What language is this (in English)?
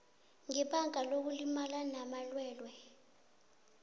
South Ndebele